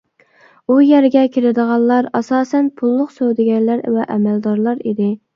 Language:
Uyghur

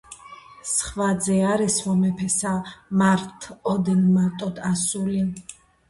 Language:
Georgian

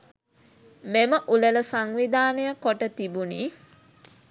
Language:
Sinhala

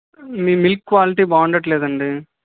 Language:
Telugu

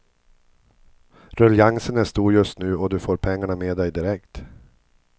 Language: Swedish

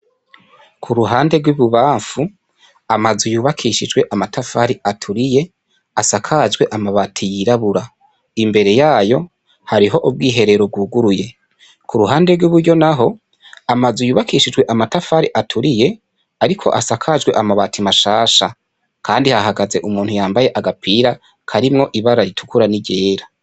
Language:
Rundi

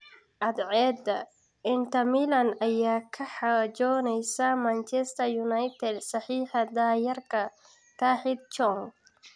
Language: Somali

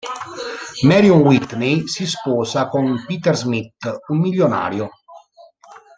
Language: Italian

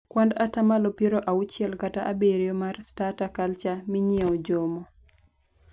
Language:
Luo (Kenya and Tanzania)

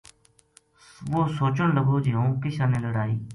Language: Gujari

